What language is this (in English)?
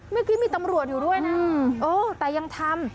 Thai